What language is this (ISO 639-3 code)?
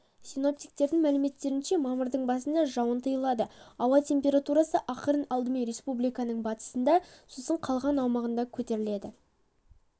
kaz